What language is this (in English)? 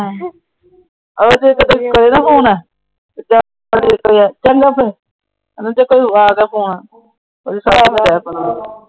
Punjabi